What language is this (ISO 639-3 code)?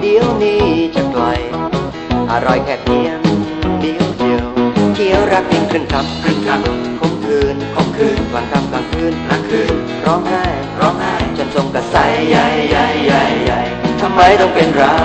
tha